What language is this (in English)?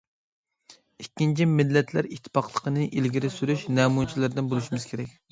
Uyghur